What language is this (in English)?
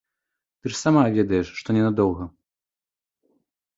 Belarusian